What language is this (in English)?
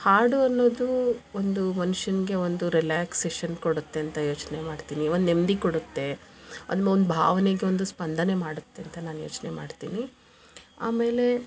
Kannada